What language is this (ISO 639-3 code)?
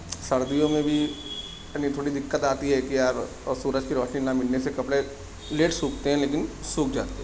urd